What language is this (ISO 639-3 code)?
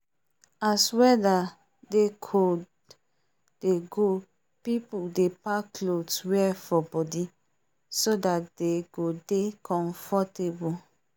pcm